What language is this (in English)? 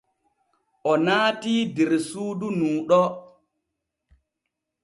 Borgu Fulfulde